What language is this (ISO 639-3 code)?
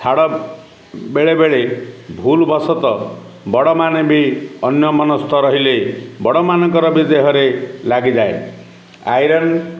ori